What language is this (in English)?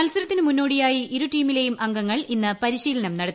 Malayalam